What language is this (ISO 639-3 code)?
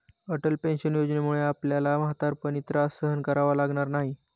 mar